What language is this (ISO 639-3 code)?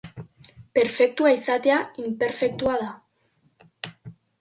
eus